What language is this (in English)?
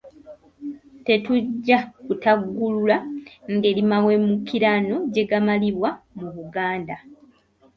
Ganda